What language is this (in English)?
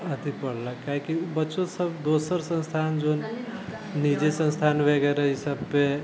Maithili